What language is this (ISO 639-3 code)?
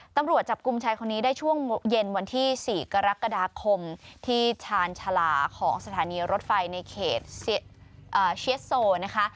tha